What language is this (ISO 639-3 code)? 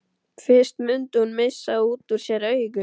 isl